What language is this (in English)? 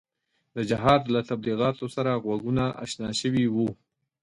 Pashto